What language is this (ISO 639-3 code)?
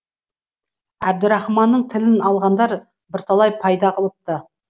kaz